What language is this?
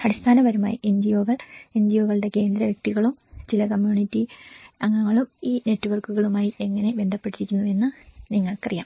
Malayalam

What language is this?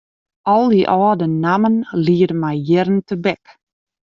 Western Frisian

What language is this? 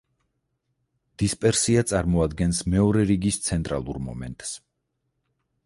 Georgian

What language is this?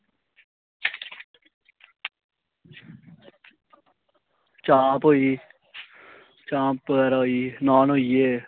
Dogri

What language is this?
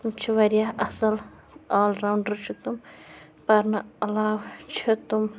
Kashmiri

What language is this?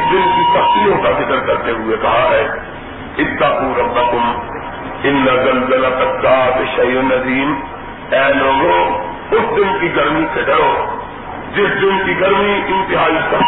Urdu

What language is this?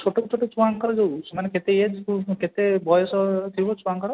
Odia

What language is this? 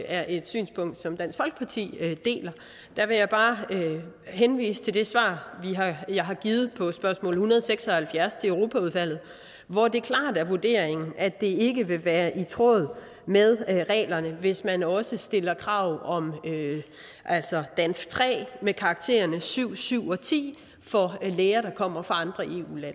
Danish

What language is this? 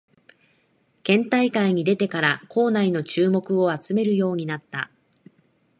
Japanese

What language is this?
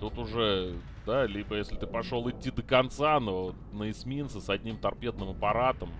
Russian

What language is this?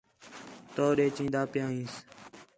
Khetrani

